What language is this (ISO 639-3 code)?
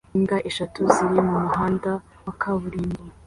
kin